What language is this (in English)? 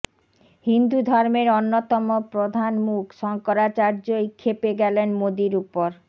Bangla